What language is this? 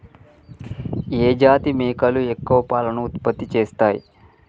Telugu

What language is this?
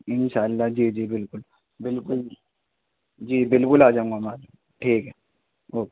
Urdu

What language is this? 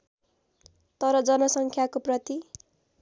Nepali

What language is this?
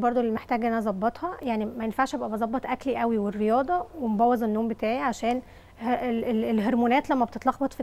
Arabic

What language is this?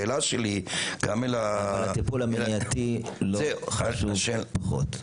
Hebrew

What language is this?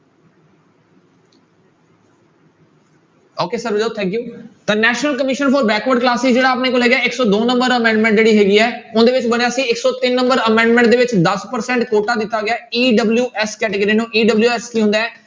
Punjabi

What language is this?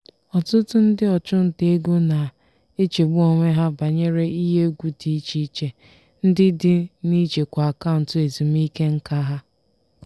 Igbo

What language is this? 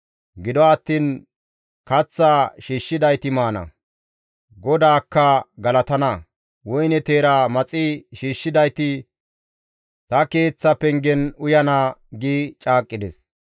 Gamo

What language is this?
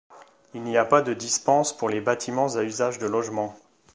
French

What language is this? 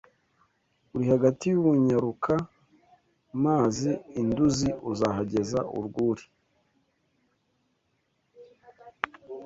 Kinyarwanda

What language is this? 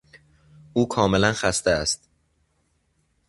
Persian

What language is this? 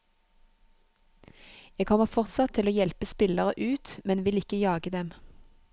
Norwegian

